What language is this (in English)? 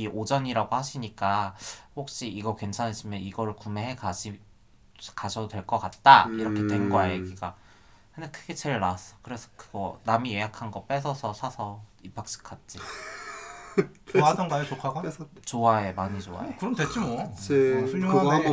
Korean